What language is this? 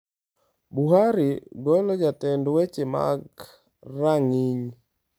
Luo (Kenya and Tanzania)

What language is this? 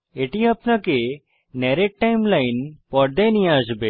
Bangla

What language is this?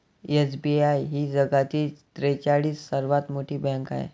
Marathi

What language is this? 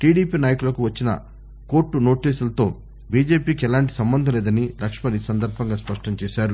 Telugu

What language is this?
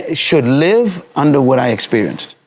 English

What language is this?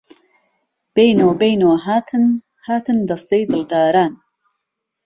Central Kurdish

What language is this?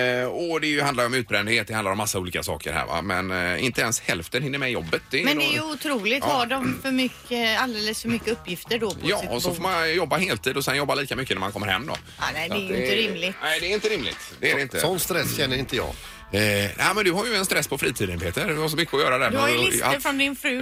Swedish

